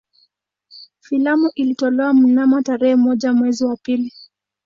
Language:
Swahili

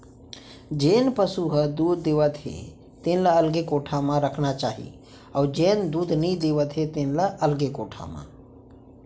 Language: Chhattisgarhi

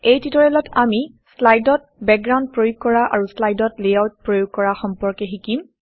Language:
Assamese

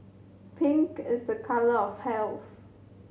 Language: English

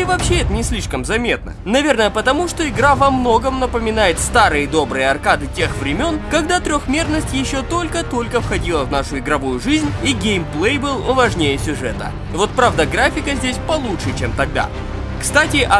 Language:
Russian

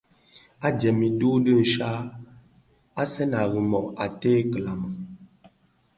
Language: Bafia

